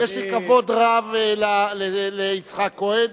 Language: Hebrew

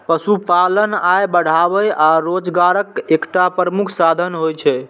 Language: Maithili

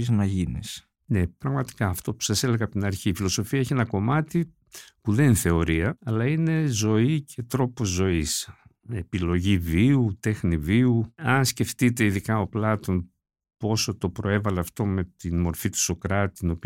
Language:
Greek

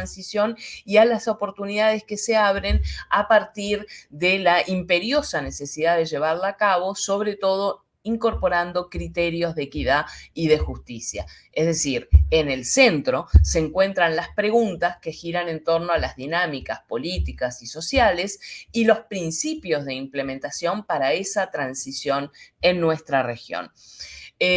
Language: Spanish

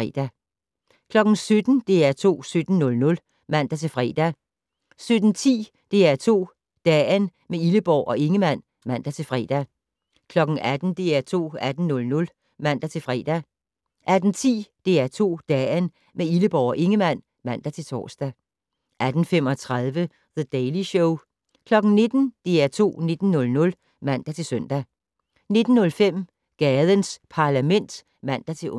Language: Danish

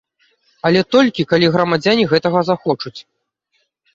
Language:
Belarusian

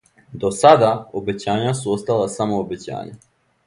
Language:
Serbian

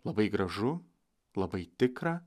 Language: Lithuanian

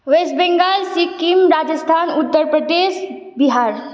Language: Nepali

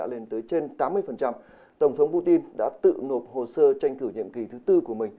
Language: Vietnamese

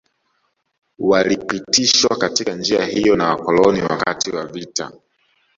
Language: Swahili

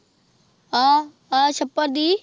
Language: Punjabi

